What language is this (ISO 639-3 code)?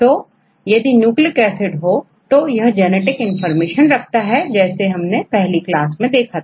hin